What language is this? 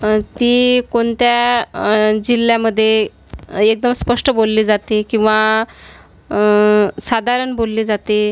Marathi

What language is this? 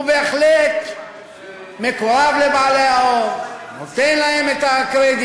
Hebrew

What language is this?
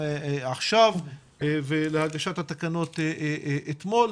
Hebrew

